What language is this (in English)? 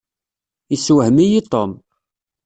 Kabyle